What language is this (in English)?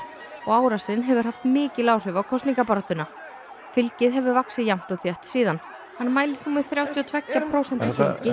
Icelandic